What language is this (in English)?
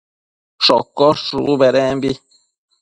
Matsés